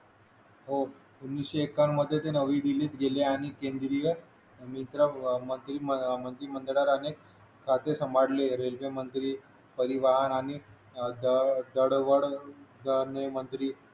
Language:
Marathi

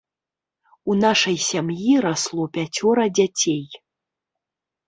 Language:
Belarusian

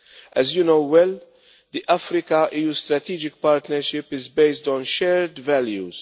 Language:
English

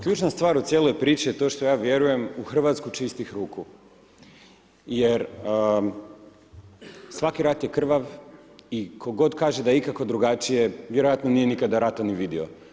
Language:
Croatian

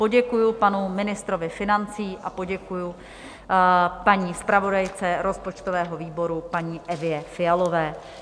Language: Czech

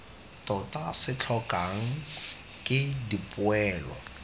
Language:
Tswana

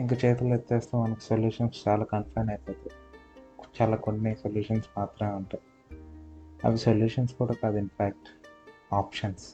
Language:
Telugu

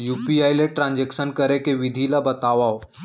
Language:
Chhattisgarhi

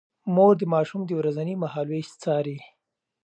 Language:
Pashto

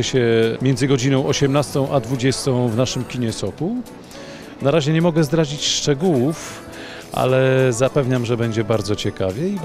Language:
Polish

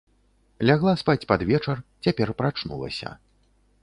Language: Belarusian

